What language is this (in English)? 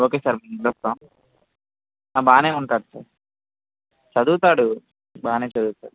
Telugu